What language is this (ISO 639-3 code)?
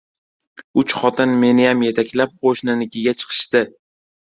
uzb